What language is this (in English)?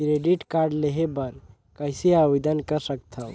Chhattisgarhi